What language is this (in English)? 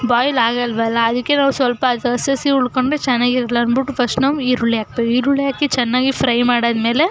Kannada